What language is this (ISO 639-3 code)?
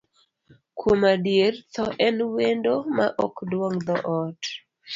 luo